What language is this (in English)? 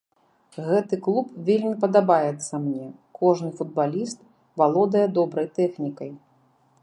Belarusian